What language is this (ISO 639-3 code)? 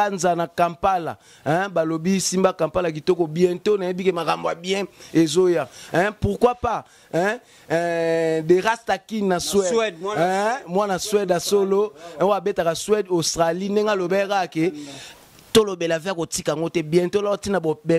fra